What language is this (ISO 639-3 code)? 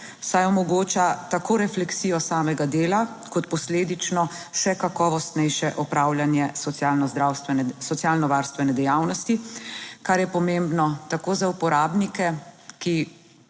slv